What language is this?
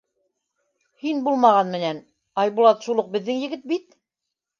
Bashkir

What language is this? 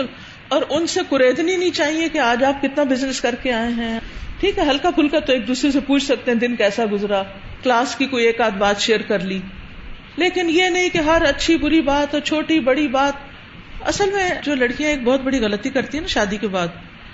Urdu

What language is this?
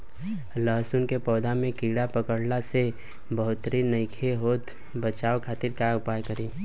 Bhojpuri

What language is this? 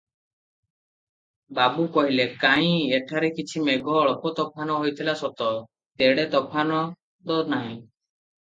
Odia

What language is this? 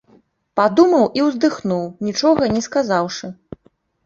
Belarusian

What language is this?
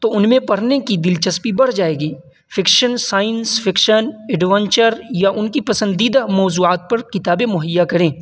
Urdu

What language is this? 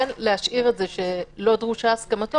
Hebrew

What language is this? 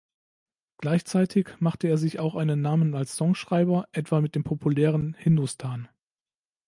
German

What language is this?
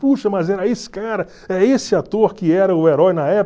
Portuguese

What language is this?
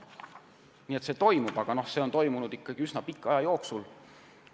Estonian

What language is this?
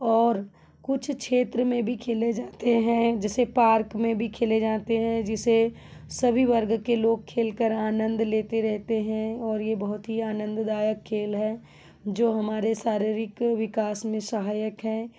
Hindi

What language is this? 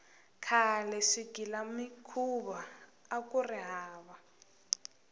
Tsonga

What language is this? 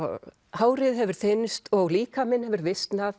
Icelandic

